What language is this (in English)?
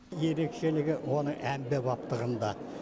Kazakh